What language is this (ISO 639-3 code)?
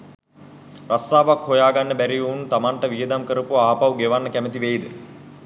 sin